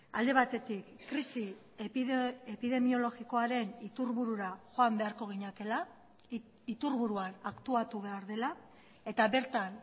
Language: Basque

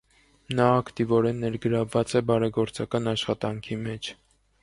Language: Armenian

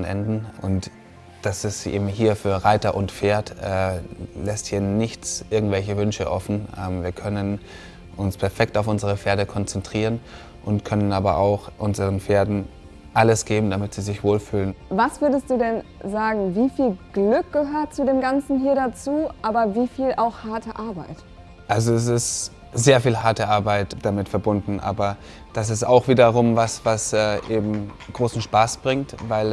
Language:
German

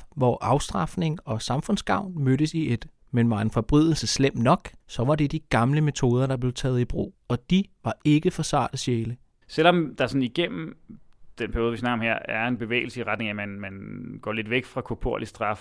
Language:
Danish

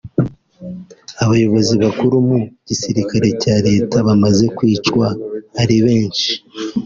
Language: Kinyarwanda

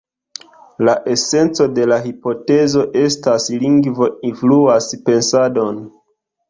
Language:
Esperanto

